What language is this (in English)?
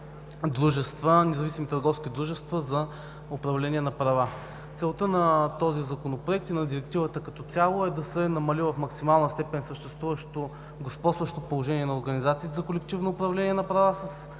Bulgarian